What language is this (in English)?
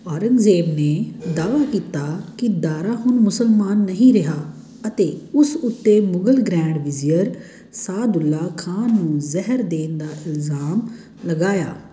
Punjabi